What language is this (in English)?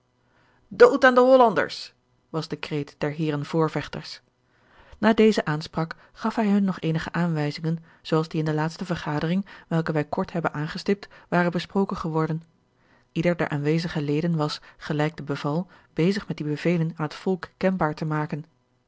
Dutch